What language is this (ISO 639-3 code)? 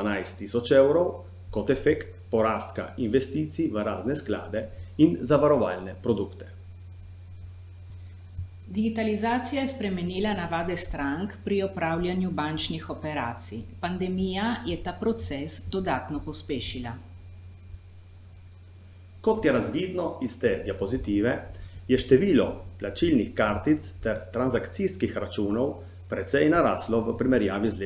ita